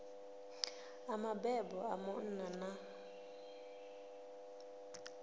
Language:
Venda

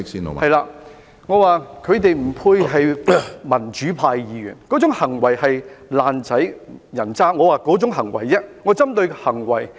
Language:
Cantonese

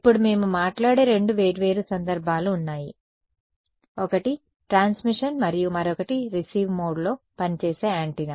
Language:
Telugu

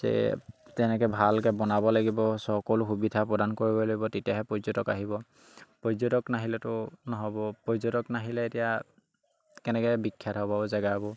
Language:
Assamese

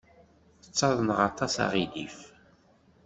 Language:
Kabyle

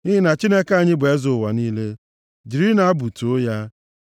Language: Igbo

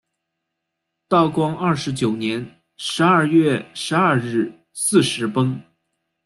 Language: Chinese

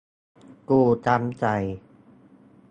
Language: Thai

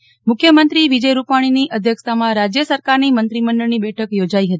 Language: Gujarati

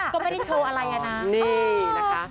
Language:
Thai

